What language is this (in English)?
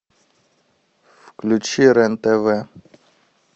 Russian